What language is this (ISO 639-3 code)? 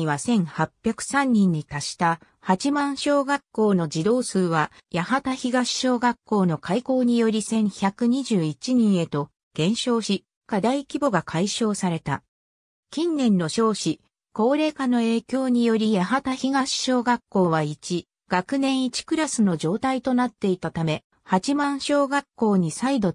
jpn